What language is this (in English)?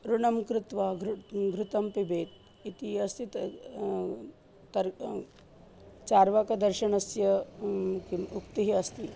Sanskrit